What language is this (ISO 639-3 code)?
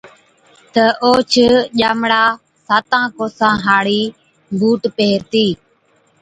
odk